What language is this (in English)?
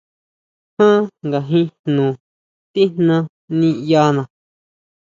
Huautla Mazatec